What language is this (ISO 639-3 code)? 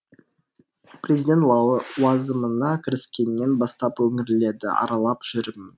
kaz